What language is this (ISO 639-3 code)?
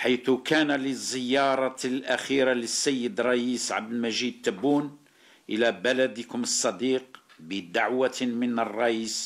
ara